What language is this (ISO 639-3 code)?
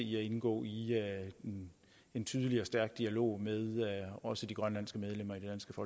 dan